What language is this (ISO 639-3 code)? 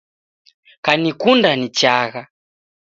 dav